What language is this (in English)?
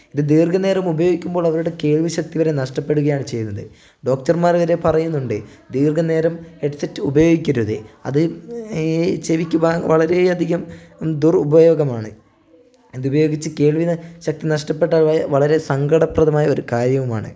Malayalam